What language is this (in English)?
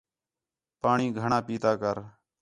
Khetrani